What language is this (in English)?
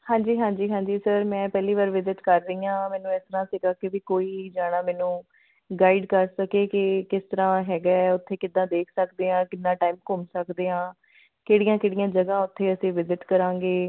Punjabi